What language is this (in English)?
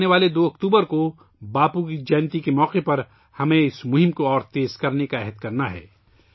Urdu